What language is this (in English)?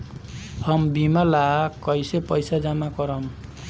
Bhojpuri